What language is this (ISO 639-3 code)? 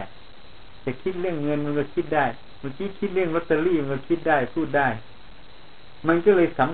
tha